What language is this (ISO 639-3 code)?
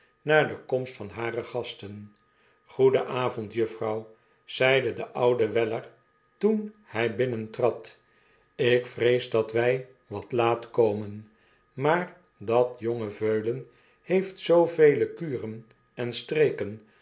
nld